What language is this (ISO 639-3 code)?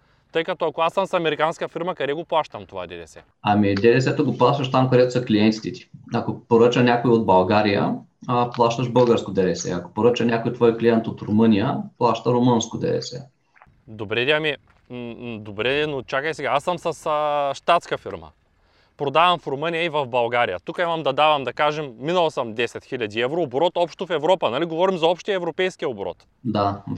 bul